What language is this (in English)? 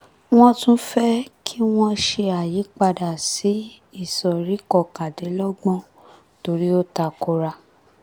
Yoruba